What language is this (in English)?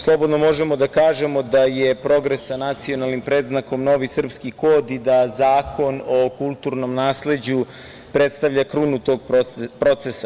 Serbian